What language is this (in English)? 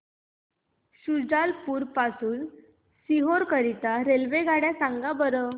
Marathi